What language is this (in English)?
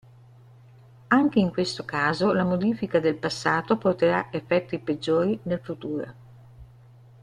Italian